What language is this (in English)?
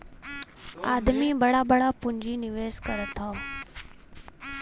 Bhojpuri